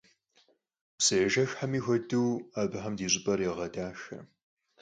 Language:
Kabardian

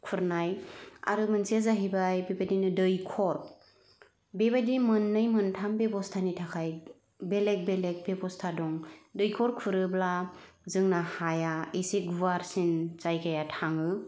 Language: Bodo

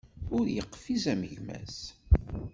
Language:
Kabyle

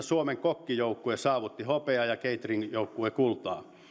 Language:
Finnish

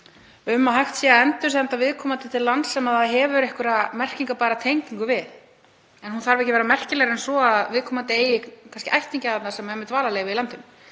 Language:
Icelandic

